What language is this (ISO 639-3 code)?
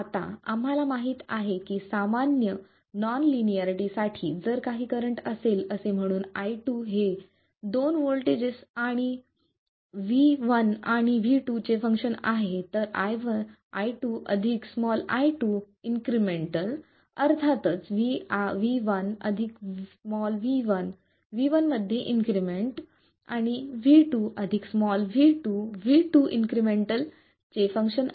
mar